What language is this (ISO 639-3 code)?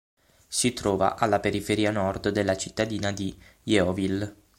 ita